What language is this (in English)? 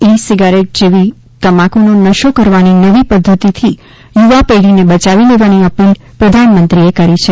Gujarati